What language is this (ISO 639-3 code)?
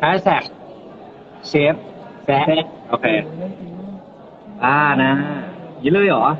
tha